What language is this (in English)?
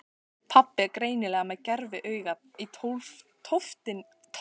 Icelandic